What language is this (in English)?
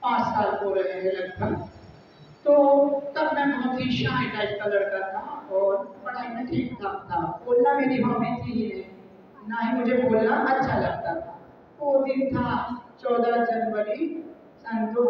Hindi